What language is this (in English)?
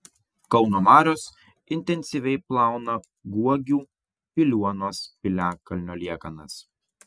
Lithuanian